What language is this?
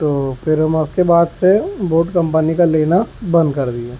Urdu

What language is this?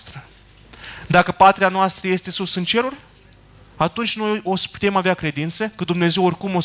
Romanian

